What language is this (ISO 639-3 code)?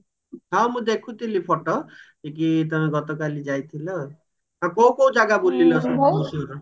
ori